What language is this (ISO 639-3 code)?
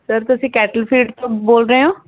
pan